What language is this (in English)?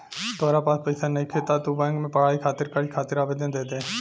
Bhojpuri